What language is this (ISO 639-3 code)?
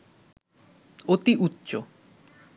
ben